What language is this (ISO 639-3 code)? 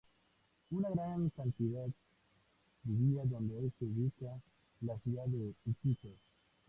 spa